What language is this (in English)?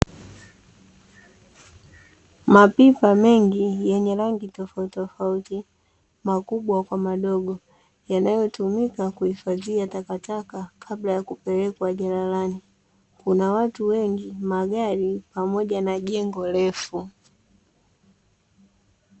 Swahili